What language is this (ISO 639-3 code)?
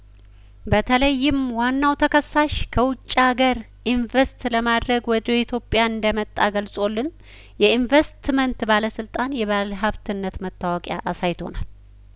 amh